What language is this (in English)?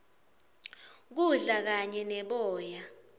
Swati